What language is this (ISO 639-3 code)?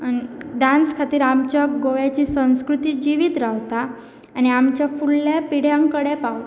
kok